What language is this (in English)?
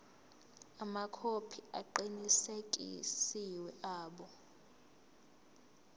Zulu